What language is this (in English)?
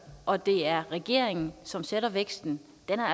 Danish